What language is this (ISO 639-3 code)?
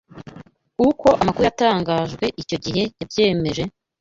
kin